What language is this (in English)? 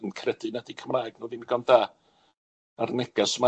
Welsh